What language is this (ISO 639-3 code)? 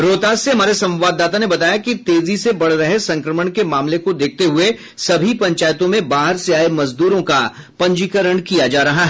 hin